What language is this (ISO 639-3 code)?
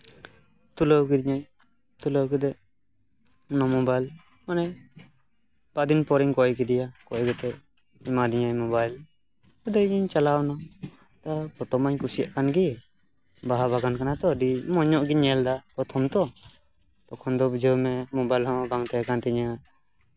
sat